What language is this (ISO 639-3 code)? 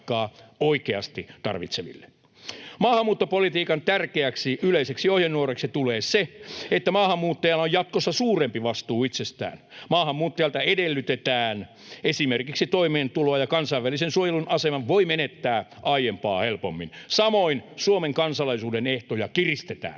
fin